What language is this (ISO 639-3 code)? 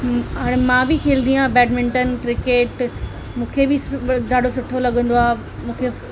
snd